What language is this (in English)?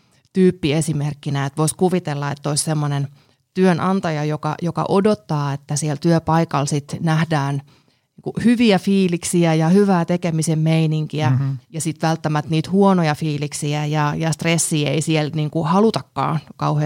Finnish